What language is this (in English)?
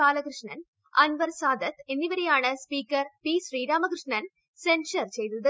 Malayalam